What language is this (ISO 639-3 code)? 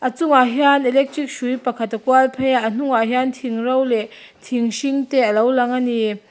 lus